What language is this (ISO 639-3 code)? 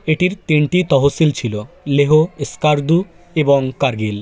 ben